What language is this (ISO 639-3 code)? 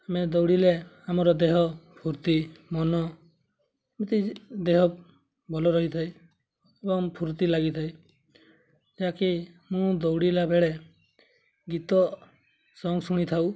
ori